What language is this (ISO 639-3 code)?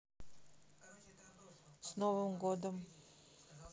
rus